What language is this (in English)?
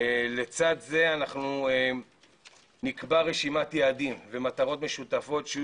Hebrew